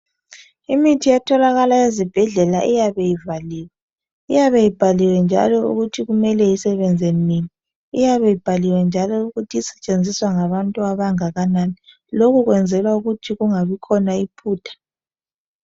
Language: North Ndebele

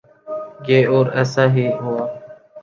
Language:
Urdu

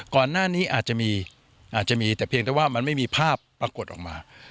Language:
Thai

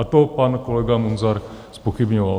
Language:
Czech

